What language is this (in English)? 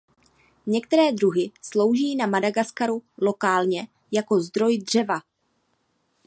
Czech